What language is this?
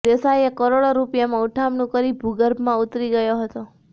Gujarati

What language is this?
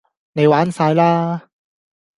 Cantonese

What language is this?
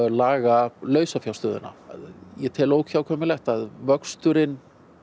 Icelandic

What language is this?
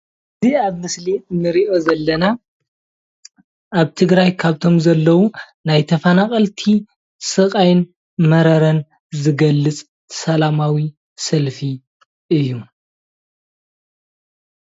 Tigrinya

